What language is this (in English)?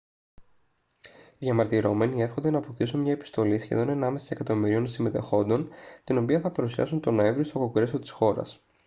Greek